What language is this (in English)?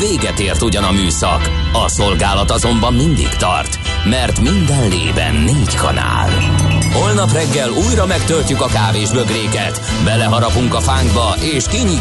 Hungarian